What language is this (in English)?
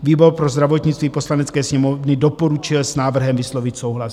Czech